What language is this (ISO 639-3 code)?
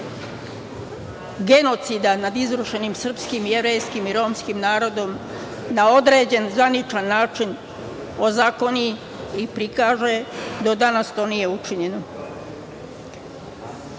srp